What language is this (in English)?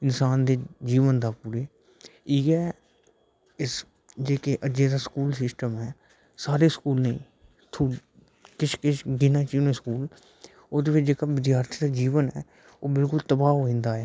Dogri